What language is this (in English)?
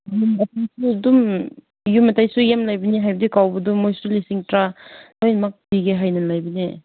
Manipuri